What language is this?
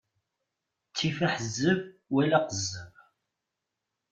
Kabyle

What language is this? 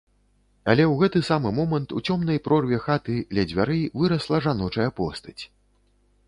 Belarusian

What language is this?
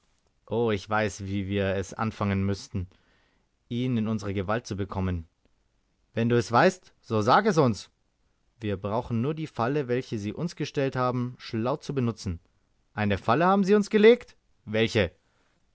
German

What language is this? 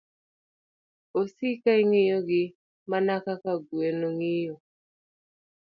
Luo (Kenya and Tanzania)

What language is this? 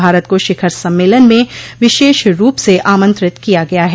Hindi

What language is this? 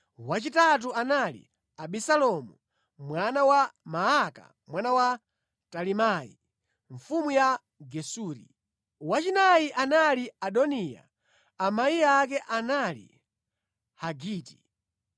Nyanja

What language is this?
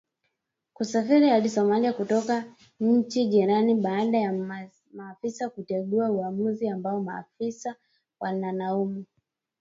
Swahili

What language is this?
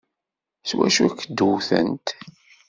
Kabyle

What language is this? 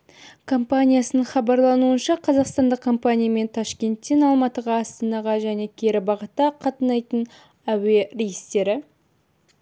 Kazakh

